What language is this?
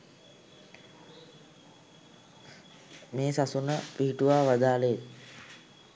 Sinhala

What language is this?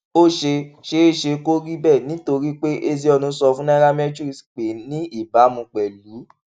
Yoruba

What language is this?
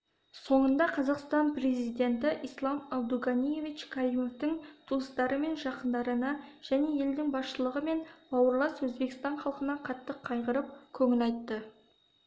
Kazakh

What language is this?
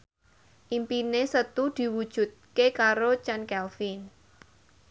Javanese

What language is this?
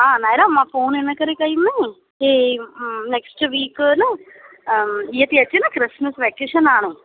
Sindhi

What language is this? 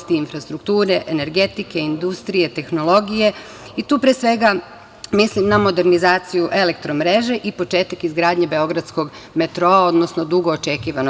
Serbian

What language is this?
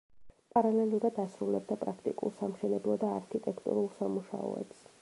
Georgian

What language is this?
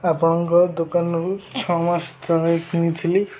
Odia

